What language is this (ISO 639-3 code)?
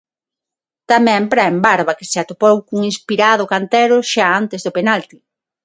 glg